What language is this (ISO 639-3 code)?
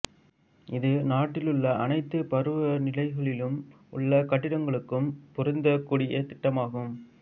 tam